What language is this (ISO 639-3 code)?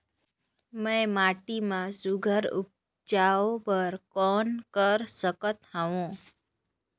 hne